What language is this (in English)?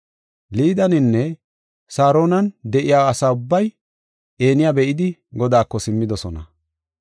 Gofa